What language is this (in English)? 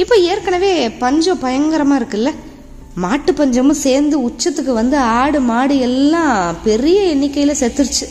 Tamil